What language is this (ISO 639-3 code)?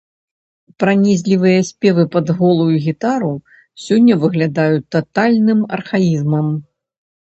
bel